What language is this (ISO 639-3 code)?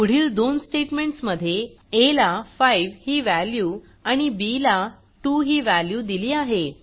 mar